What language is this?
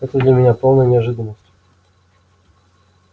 Russian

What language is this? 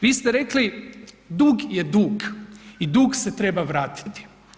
Croatian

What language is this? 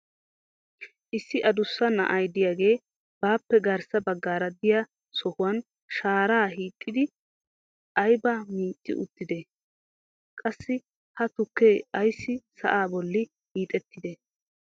Wolaytta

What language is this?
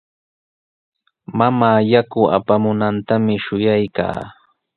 Sihuas Ancash Quechua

